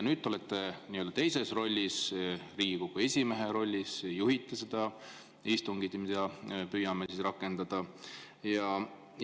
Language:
Estonian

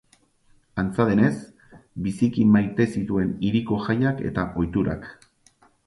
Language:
Basque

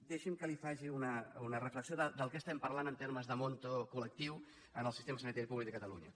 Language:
Catalan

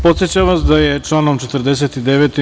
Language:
Serbian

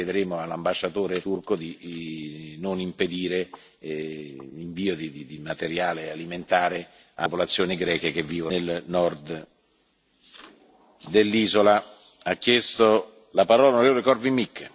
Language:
Italian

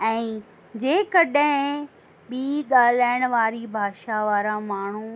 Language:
Sindhi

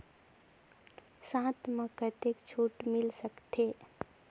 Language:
Chhattisgarhi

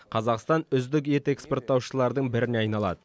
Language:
Kazakh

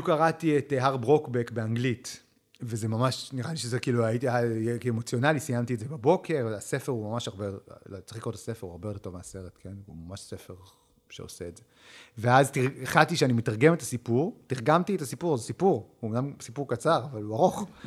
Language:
Hebrew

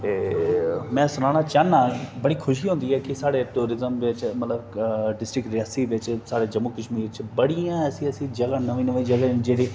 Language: Dogri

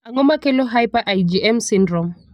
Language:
Luo (Kenya and Tanzania)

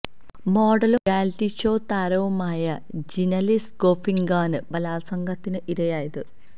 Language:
Malayalam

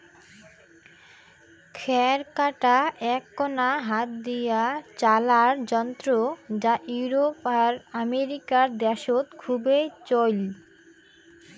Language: Bangla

